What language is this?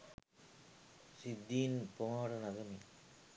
Sinhala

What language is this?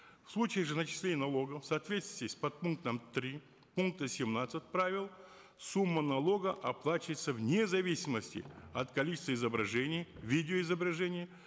Kazakh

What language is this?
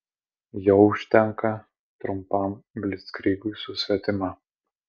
Lithuanian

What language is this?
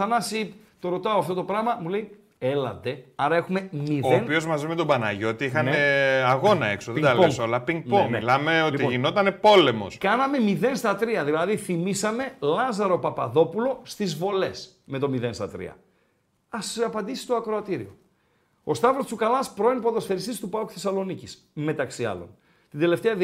Greek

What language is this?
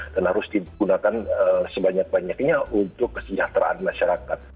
Indonesian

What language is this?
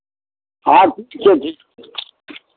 Maithili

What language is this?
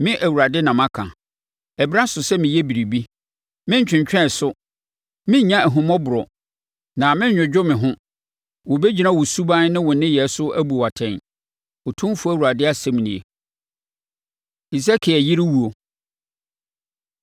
Akan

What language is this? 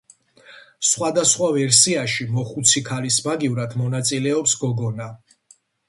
Georgian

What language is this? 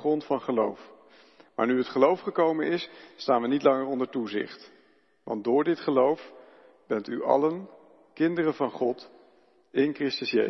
Dutch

